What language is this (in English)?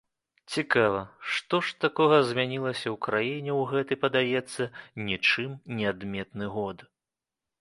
Belarusian